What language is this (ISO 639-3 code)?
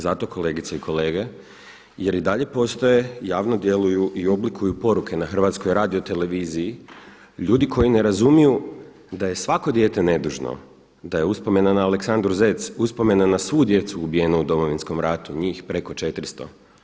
hrv